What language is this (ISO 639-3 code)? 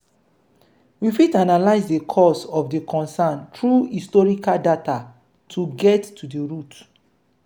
pcm